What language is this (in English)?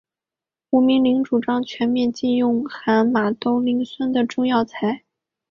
Chinese